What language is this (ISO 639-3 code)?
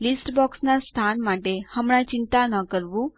guj